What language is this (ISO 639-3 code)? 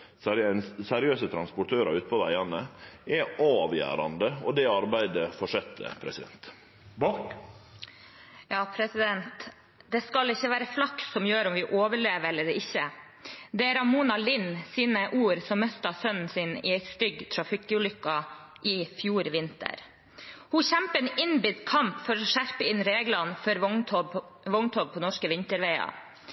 nor